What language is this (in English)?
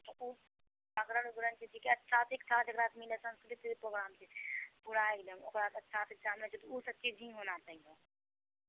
Maithili